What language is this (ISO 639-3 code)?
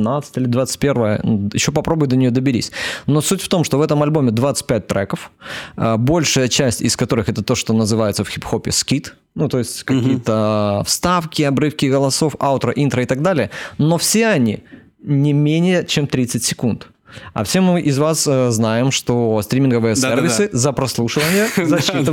rus